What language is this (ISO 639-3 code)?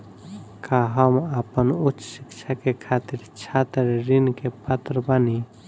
bho